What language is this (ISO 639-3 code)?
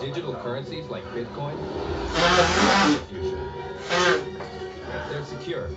nld